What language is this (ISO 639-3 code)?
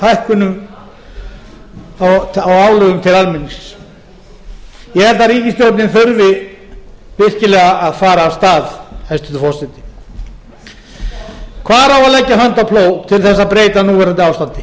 isl